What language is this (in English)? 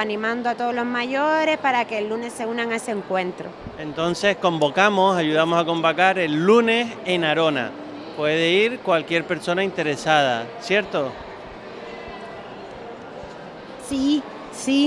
Spanish